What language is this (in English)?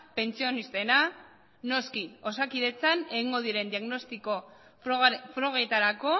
Basque